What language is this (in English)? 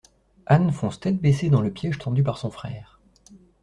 French